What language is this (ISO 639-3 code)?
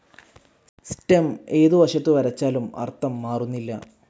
mal